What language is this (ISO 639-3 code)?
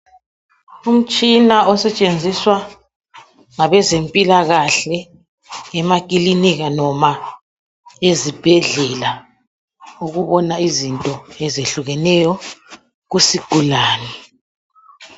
nde